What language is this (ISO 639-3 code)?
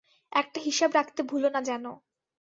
ben